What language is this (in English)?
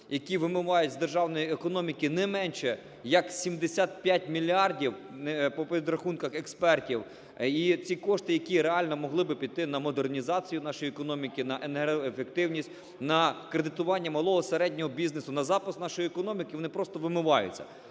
Ukrainian